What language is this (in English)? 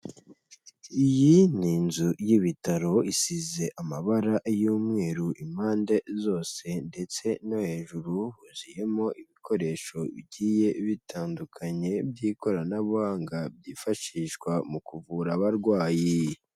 Kinyarwanda